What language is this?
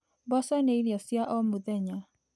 Kikuyu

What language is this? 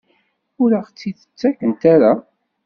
Kabyle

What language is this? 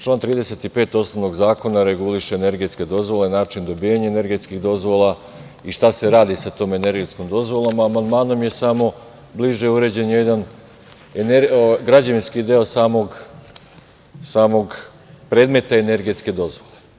Serbian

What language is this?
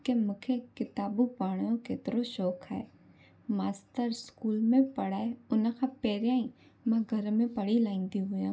Sindhi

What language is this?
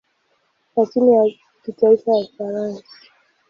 Swahili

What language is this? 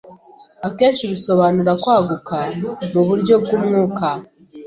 Kinyarwanda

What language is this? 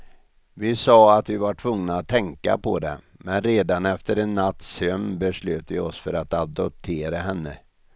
Swedish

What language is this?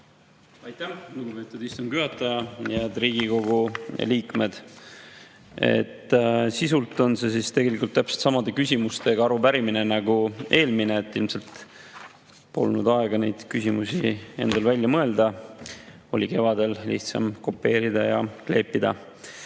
Estonian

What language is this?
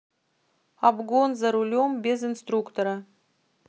Russian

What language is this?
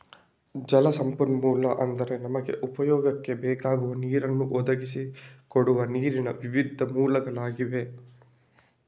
Kannada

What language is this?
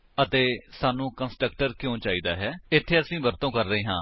Punjabi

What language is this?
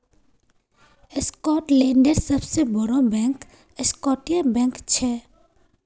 Magahi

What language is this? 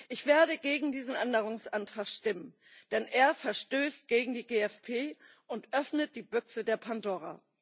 German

